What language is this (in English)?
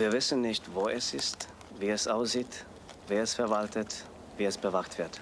German